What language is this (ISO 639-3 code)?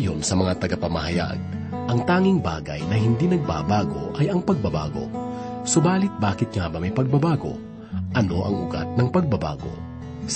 fil